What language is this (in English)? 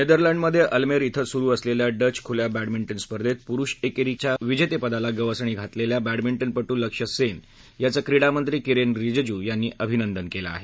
Marathi